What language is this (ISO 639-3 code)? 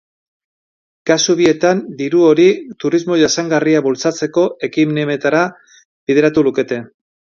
eus